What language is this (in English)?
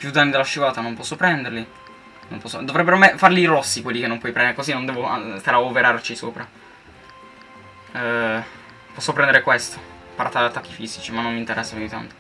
Italian